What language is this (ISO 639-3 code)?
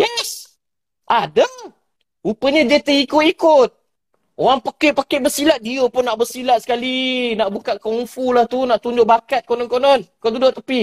msa